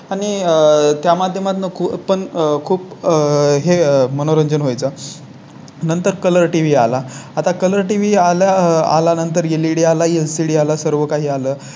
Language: Marathi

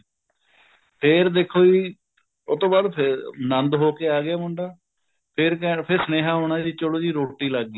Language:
Punjabi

